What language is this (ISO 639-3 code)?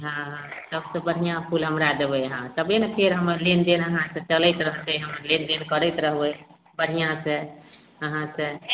mai